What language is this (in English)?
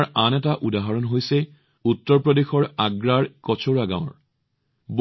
Assamese